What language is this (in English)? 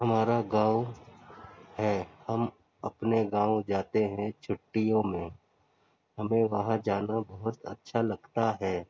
Urdu